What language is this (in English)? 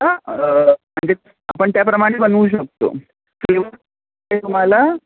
Marathi